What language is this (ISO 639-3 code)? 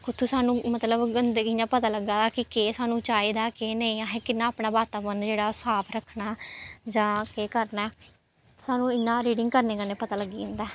doi